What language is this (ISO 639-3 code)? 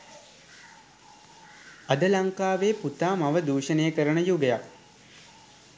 sin